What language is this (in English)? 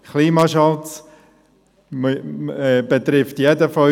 Swiss German